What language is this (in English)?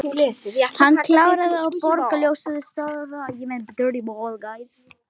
Icelandic